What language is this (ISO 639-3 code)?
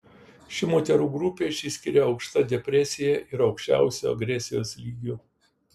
lit